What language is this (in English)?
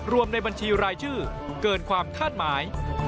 Thai